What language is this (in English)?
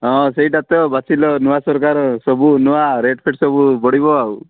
Odia